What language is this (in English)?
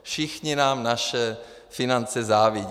Czech